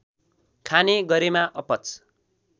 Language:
Nepali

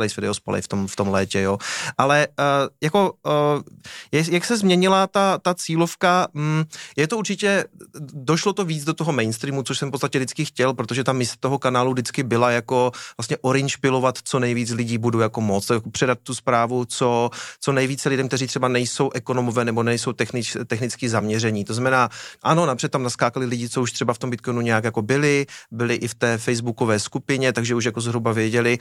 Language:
Czech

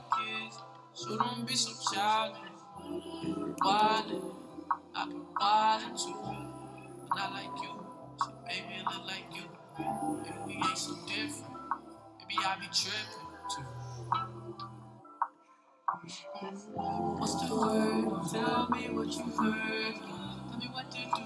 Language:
English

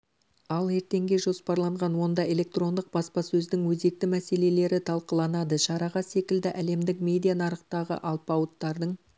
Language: Kazakh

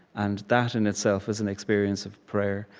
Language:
English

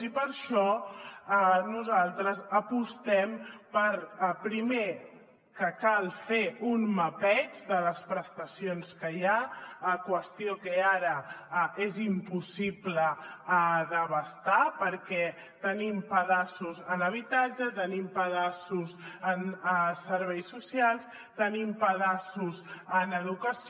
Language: Catalan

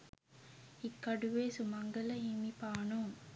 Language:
Sinhala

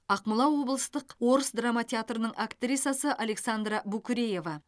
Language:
Kazakh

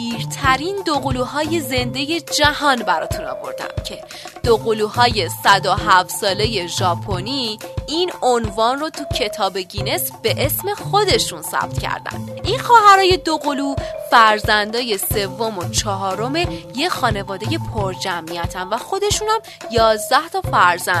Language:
Persian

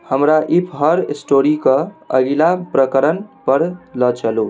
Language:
Maithili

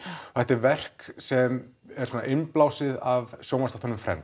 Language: Icelandic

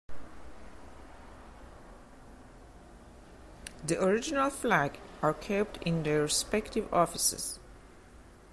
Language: English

